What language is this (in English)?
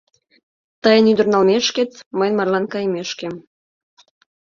Mari